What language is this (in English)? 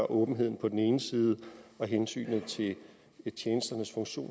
Danish